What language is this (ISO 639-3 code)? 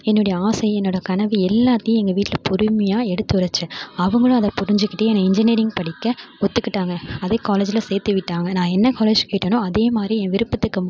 tam